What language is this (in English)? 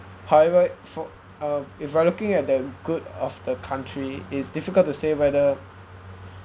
English